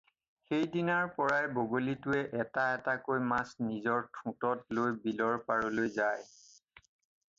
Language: Assamese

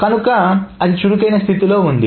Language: Telugu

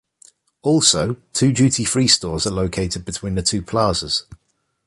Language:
English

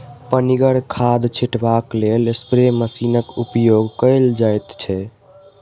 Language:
Maithili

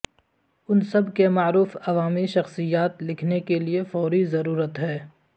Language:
Urdu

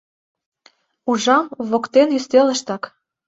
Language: Mari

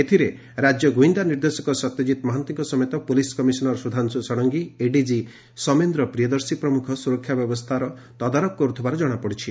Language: Odia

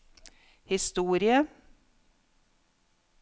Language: Norwegian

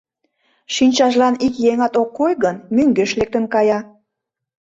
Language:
Mari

